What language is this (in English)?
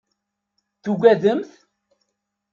Kabyle